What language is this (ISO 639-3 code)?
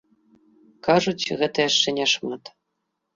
bel